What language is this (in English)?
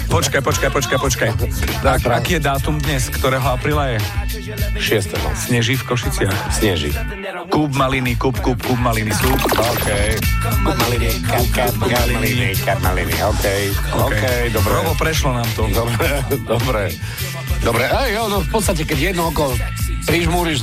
Slovak